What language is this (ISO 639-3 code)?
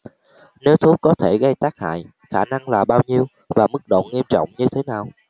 vie